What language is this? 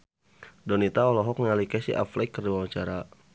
Sundanese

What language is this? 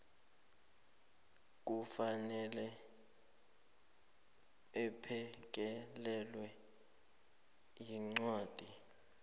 South Ndebele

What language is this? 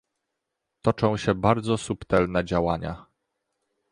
Polish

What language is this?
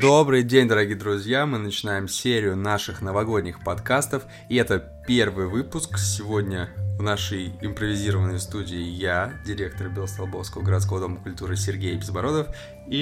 Russian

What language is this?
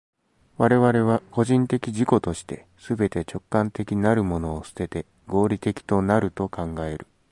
Japanese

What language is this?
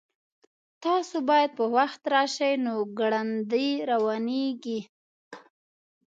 Pashto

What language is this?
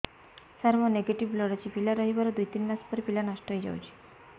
Odia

